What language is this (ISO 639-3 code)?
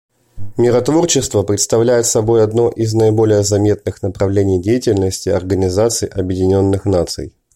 rus